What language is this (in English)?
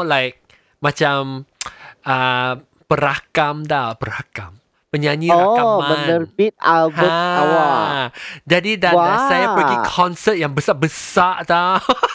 Malay